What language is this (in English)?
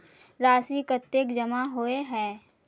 Magahi